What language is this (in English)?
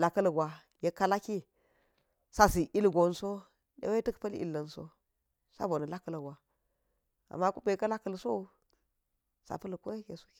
Geji